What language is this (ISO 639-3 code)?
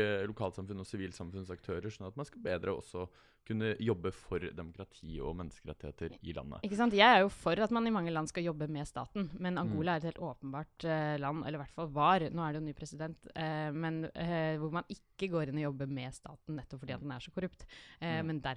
eng